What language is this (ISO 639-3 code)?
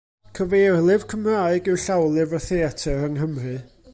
cym